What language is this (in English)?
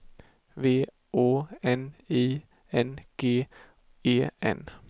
Swedish